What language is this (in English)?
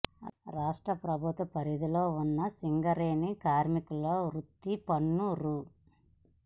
Telugu